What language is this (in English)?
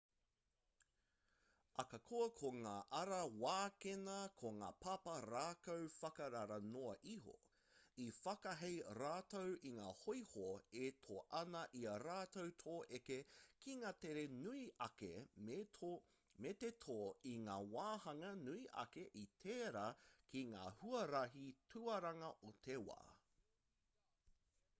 Māori